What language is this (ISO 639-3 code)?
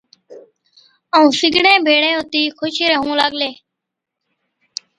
odk